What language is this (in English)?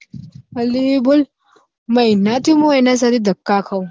Gujarati